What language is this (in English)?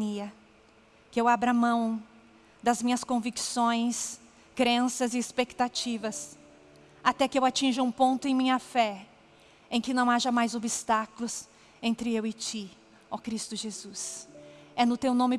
Portuguese